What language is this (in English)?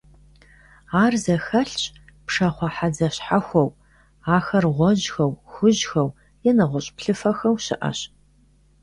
Kabardian